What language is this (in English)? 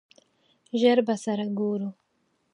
Pashto